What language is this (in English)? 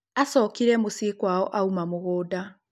Kikuyu